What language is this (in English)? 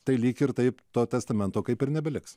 Lithuanian